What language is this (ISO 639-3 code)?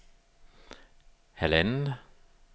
dan